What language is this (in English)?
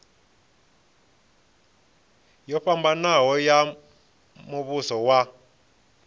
Venda